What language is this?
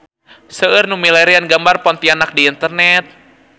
Sundanese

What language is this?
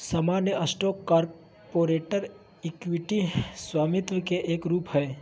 Magahi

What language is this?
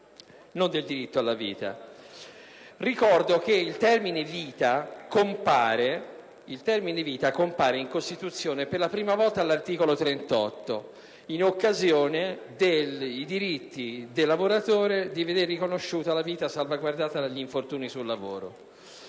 Italian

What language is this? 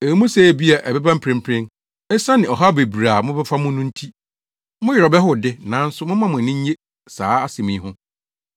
Akan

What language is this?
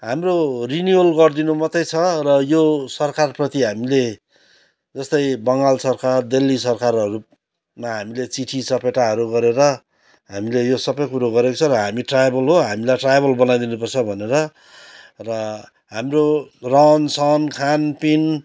Nepali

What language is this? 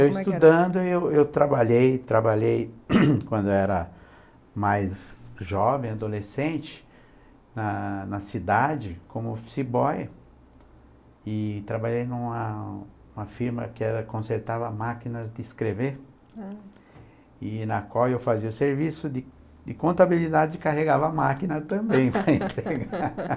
Portuguese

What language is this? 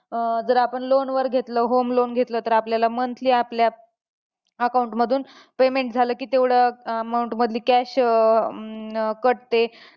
Marathi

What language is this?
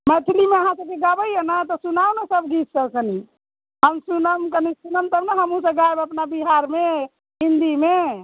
Maithili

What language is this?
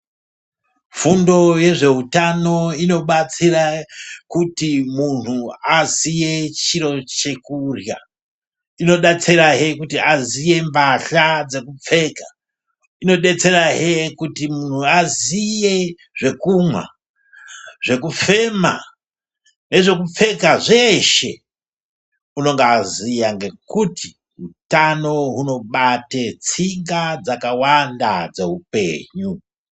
Ndau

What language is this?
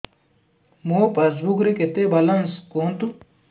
Odia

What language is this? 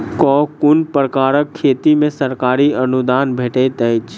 Maithili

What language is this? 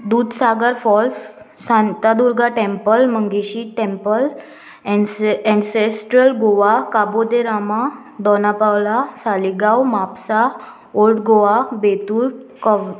Konkani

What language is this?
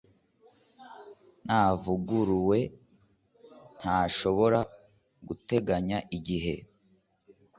Kinyarwanda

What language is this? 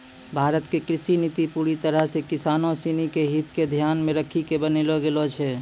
Maithili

